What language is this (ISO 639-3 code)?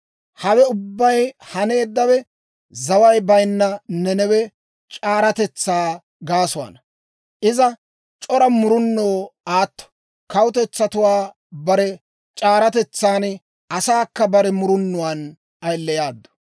dwr